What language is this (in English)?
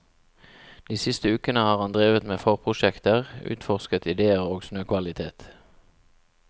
Norwegian